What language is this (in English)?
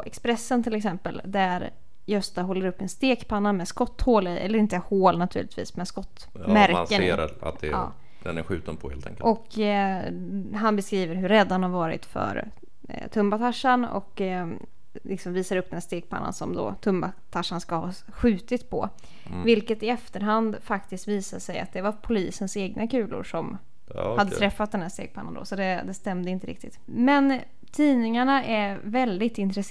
Swedish